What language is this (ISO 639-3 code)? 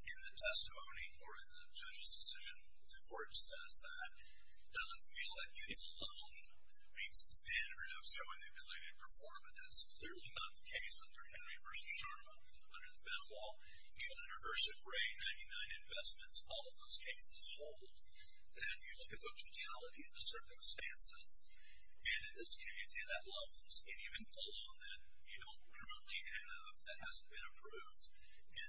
eng